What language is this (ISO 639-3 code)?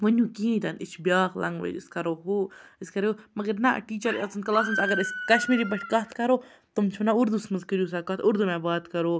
kas